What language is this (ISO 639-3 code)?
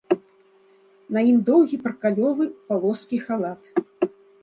bel